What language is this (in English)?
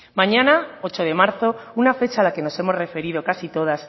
Spanish